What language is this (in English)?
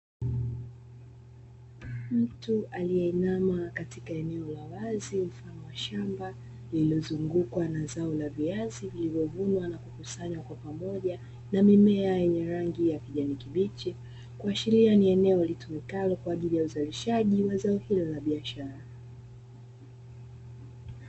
Swahili